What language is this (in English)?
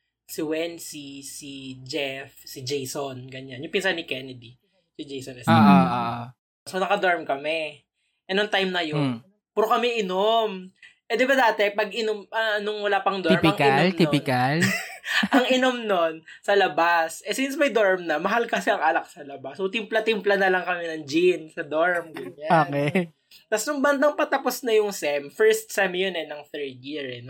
Filipino